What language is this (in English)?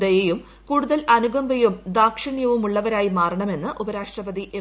Malayalam